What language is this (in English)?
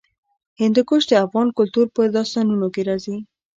Pashto